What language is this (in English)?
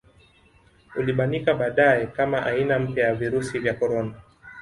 Swahili